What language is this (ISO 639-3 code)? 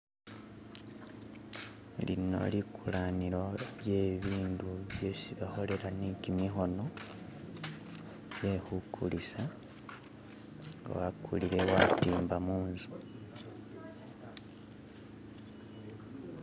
myx